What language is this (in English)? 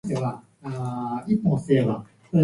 Japanese